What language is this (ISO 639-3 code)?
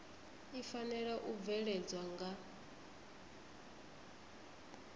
ven